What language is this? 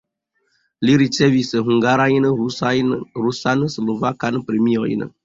Esperanto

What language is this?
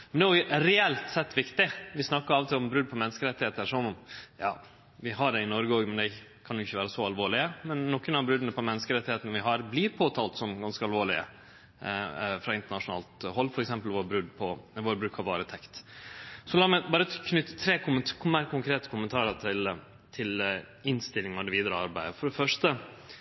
Norwegian Nynorsk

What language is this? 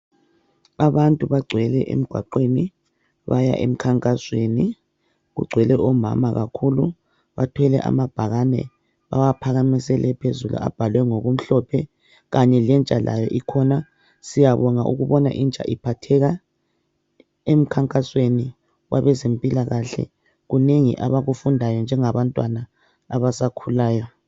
North Ndebele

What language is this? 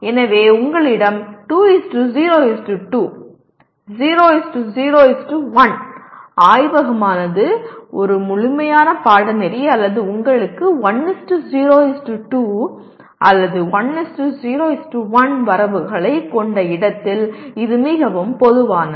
Tamil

